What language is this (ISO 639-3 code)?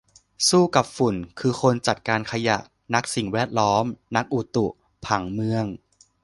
tha